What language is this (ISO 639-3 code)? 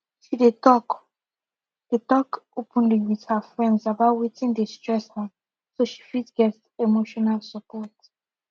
pcm